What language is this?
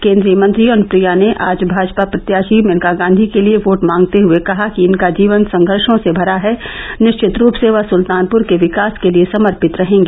Hindi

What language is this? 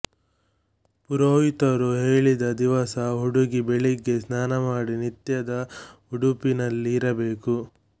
Kannada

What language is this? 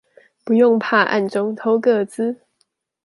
Chinese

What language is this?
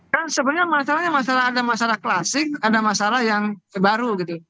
Indonesian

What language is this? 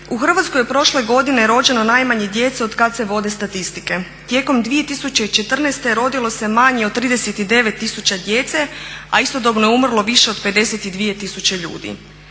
Croatian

